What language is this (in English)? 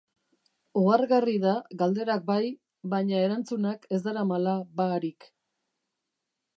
Basque